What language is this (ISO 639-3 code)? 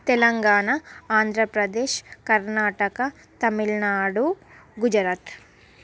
tel